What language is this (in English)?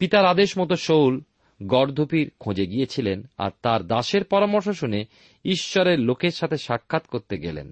Bangla